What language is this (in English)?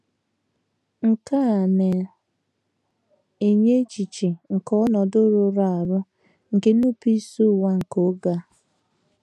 Igbo